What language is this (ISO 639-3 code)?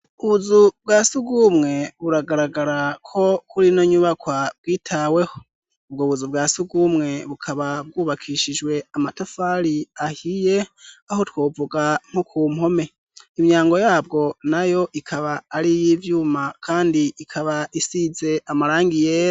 run